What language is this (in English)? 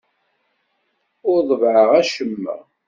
Kabyle